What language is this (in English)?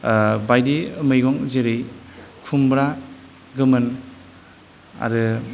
Bodo